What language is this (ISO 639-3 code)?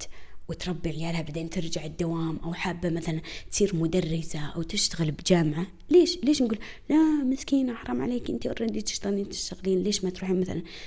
ara